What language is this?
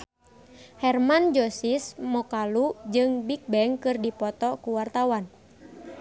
Sundanese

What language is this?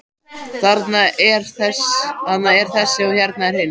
Icelandic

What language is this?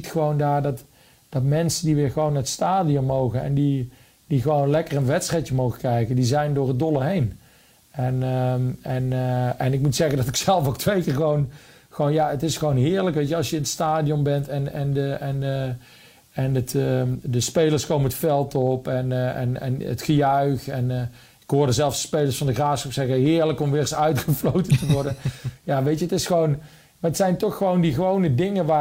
Dutch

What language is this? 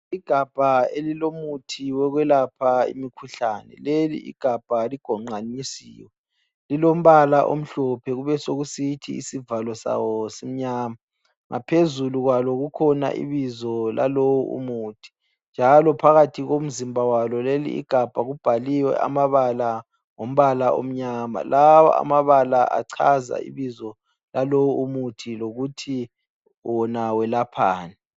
North Ndebele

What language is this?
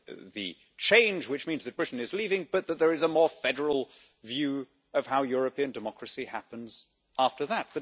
English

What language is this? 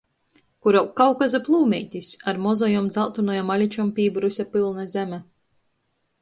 Latgalian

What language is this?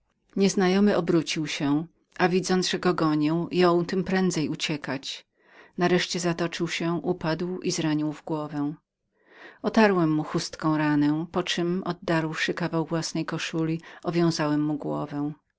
Polish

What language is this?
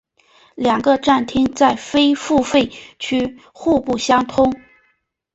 Chinese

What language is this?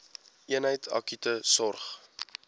Afrikaans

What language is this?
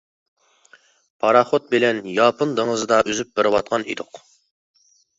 Uyghur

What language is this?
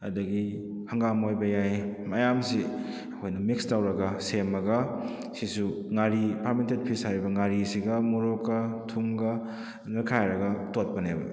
Manipuri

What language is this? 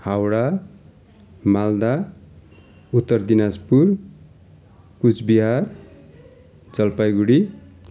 Nepali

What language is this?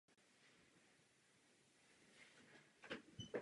Czech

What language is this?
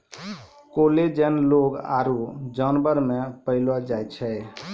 Maithili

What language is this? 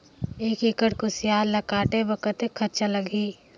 Chhattisgarhi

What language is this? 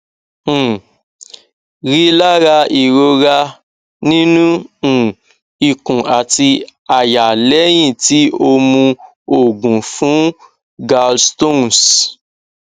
Yoruba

